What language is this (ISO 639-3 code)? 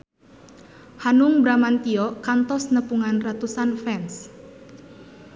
sun